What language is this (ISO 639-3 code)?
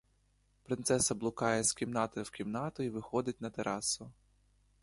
ukr